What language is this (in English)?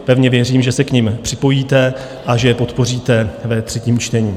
Czech